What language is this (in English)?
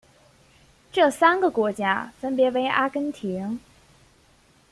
Chinese